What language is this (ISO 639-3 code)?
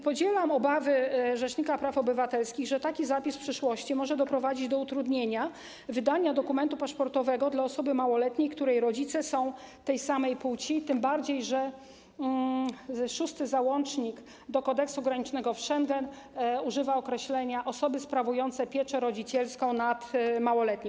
pol